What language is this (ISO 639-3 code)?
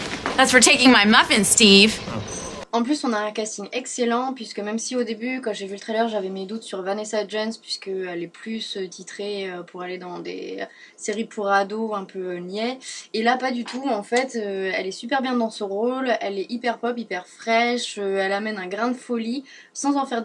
fra